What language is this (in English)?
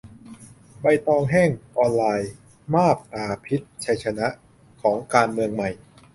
Thai